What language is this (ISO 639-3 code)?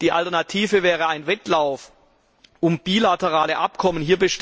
deu